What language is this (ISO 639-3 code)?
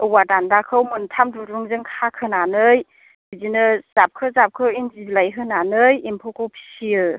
brx